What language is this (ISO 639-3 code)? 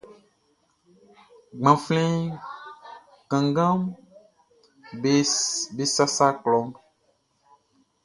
bci